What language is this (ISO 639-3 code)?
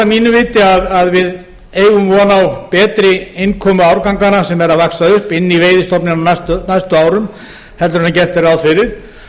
isl